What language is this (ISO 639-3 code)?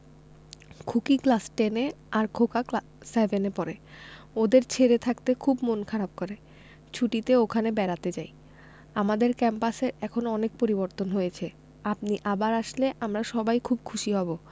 ben